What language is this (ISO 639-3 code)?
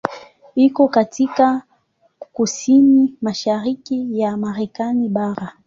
swa